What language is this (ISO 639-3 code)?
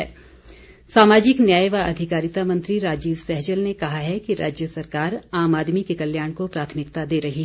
hin